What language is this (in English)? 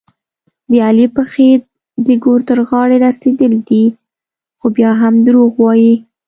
Pashto